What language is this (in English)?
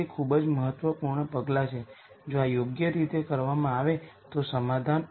Gujarati